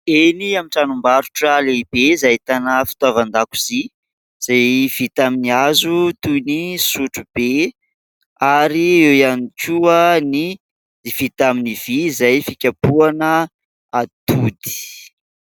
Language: Malagasy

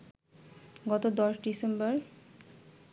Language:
Bangla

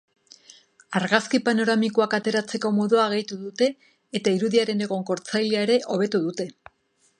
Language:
Basque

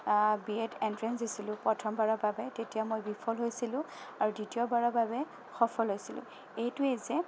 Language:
Assamese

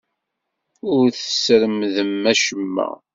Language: Kabyle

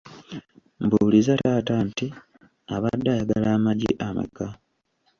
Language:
Ganda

